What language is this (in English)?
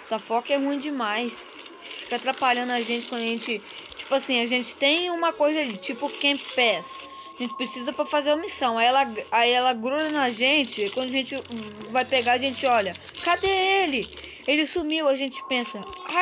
Portuguese